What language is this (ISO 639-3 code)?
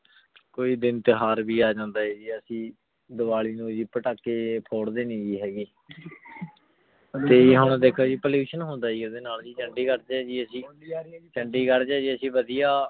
pan